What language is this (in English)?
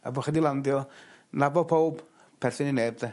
Welsh